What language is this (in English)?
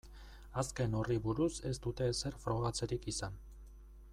Basque